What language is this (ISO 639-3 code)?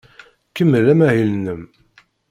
kab